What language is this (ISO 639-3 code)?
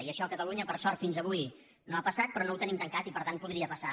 cat